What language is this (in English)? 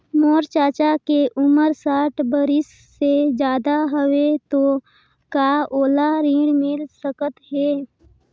Chhattisgarhi